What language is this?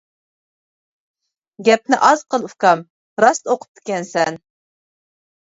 Uyghur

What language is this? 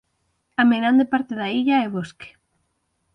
Galician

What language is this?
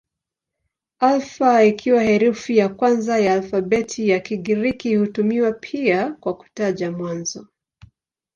Swahili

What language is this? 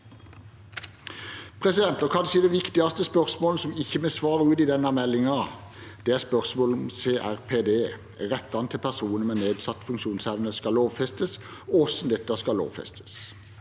Norwegian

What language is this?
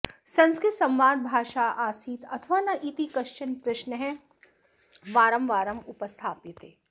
Sanskrit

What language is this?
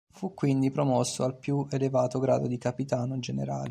Italian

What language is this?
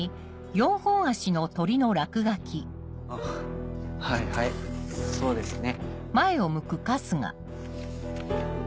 Japanese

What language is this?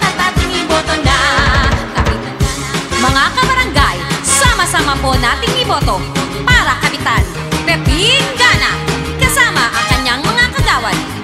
Indonesian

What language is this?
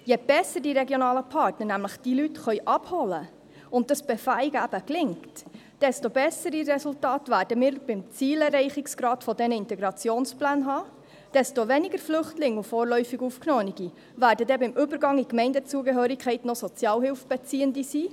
Swiss German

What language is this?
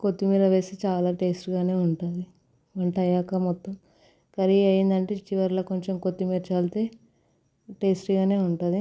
Telugu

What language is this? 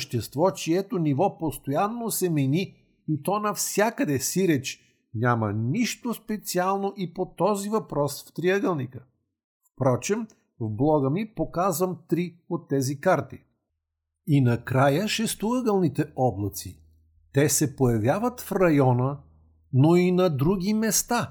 Bulgarian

